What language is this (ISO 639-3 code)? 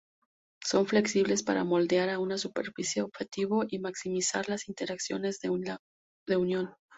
spa